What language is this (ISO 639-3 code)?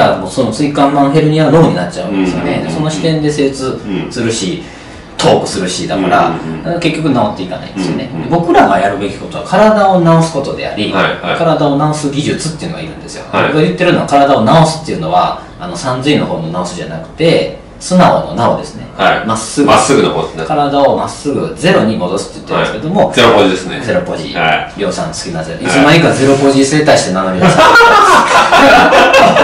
jpn